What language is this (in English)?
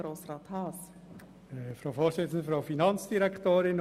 Swiss German